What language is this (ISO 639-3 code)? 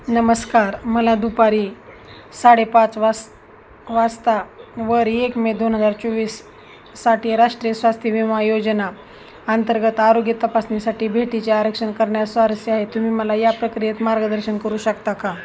mar